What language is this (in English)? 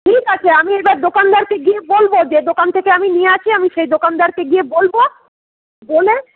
Bangla